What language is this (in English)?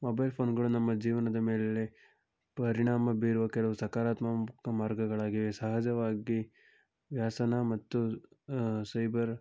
Kannada